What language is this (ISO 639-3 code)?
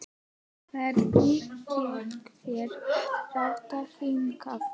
isl